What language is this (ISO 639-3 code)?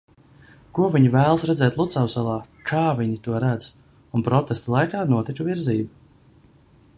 lav